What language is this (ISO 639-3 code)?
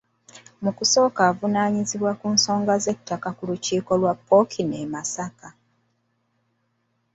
lug